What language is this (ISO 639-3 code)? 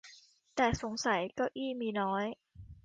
tha